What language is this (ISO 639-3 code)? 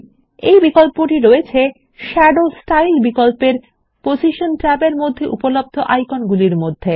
ben